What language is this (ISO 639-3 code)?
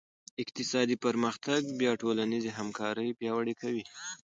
pus